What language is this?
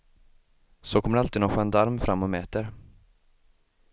Swedish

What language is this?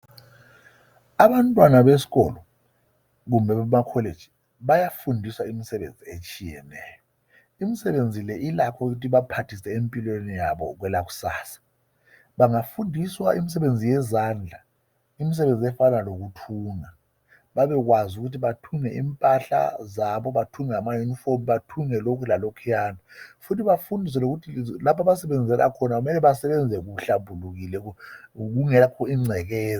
North Ndebele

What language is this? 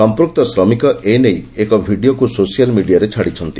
Odia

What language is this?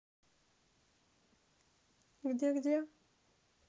Russian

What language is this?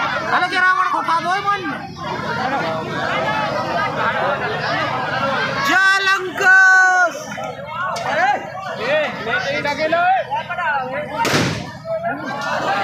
Arabic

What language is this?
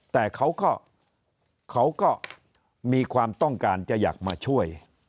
Thai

